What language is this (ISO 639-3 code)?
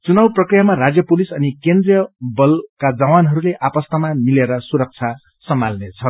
nep